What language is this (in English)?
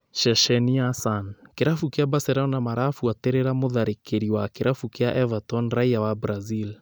Kikuyu